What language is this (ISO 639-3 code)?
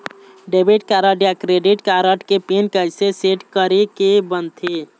hne